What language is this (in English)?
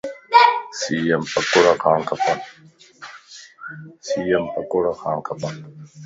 Lasi